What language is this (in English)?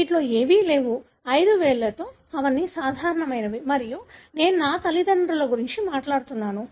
Telugu